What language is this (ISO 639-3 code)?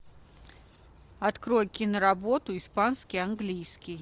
rus